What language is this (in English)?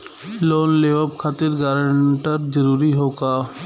Bhojpuri